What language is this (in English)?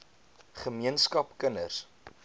Afrikaans